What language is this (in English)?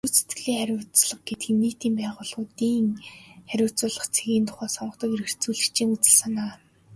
Mongolian